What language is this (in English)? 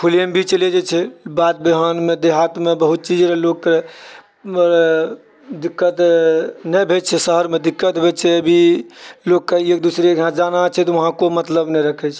Maithili